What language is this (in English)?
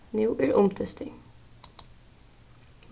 Faroese